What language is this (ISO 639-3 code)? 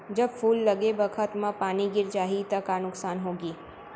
hne